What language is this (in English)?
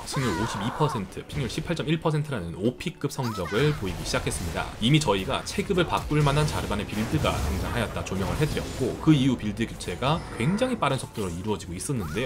Korean